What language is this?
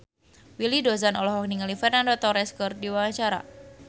Sundanese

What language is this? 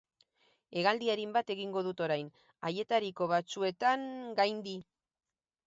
Basque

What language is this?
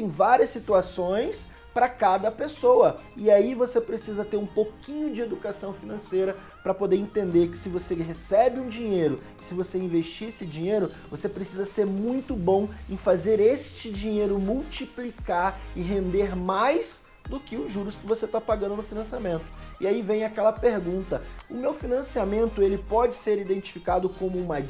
Portuguese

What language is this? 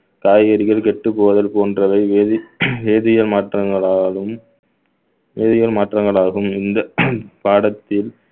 Tamil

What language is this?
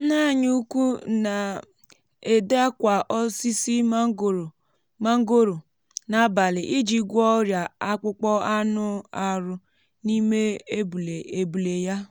Igbo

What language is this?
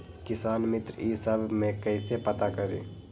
Magahi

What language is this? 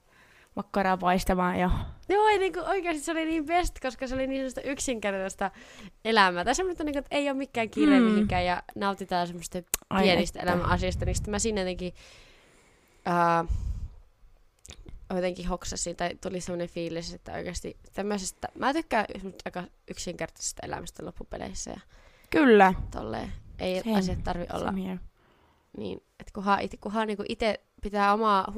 Finnish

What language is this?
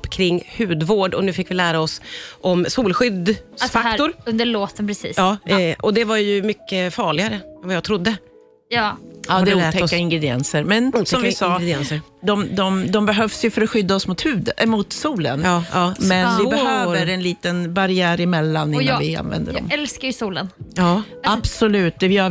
Swedish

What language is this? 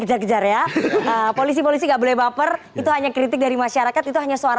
Indonesian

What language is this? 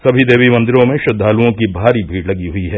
Hindi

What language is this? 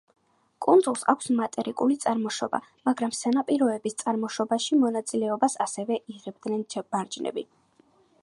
Georgian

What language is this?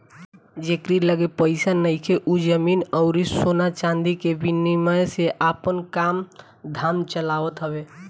Bhojpuri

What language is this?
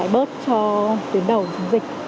Vietnamese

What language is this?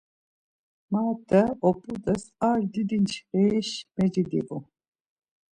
Laz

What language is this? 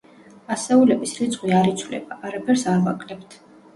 Georgian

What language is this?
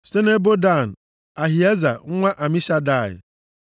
Igbo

